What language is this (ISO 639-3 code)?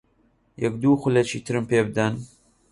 ckb